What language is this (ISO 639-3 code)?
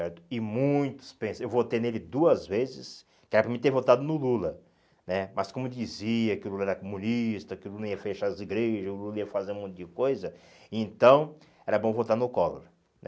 por